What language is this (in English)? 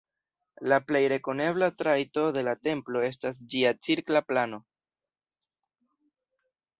Esperanto